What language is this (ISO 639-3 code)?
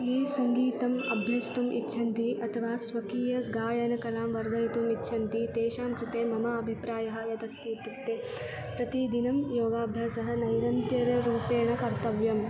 san